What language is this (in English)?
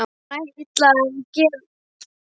Icelandic